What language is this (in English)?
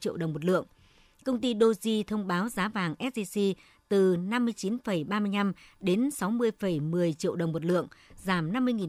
Vietnamese